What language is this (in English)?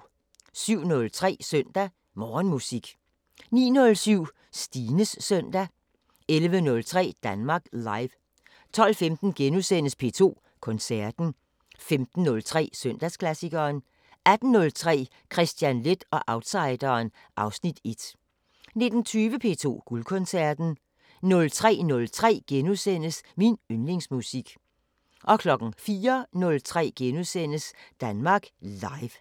Danish